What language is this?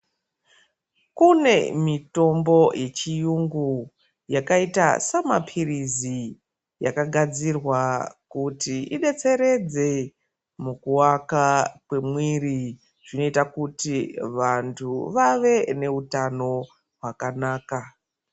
Ndau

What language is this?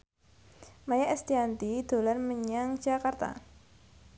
Javanese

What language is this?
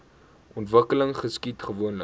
Afrikaans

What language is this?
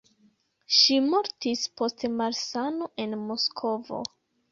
Esperanto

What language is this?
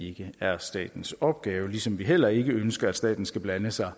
Danish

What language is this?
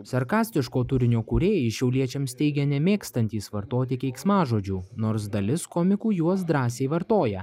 Lithuanian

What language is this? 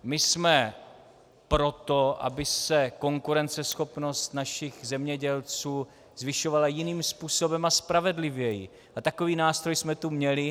Czech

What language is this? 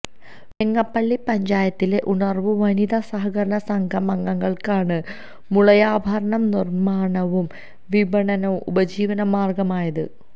Malayalam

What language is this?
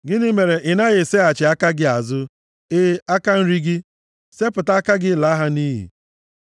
Igbo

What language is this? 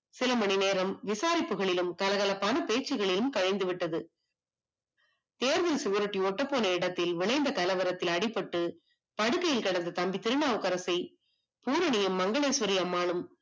Tamil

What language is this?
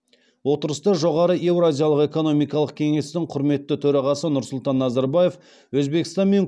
Kazakh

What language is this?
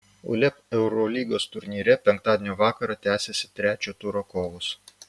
Lithuanian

